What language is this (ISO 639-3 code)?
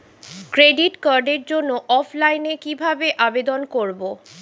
ben